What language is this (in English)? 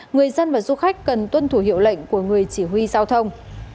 Vietnamese